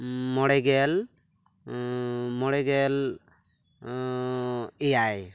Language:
Santali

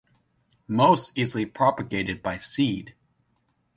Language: English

